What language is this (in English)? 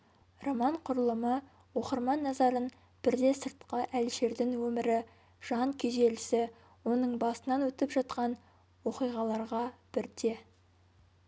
Kazakh